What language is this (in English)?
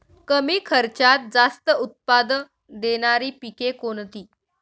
Marathi